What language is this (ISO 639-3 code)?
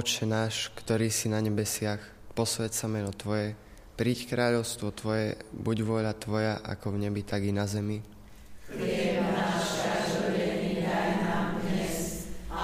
slk